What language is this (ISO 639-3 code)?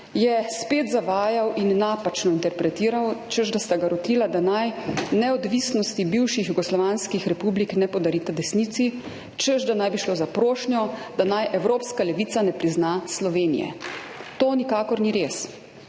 slv